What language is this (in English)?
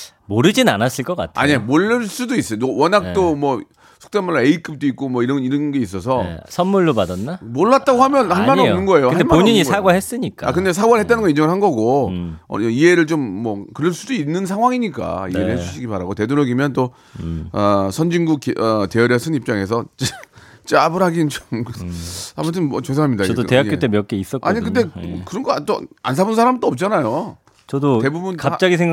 Korean